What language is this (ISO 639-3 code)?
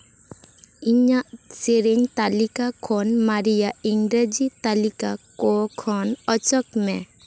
sat